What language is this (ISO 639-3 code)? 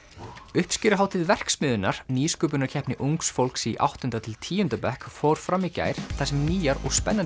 isl